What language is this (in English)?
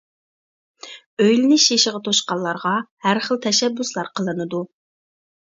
Uyghur